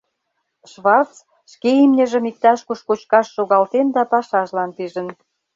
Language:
Mari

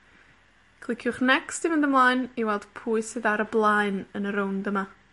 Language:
Welsh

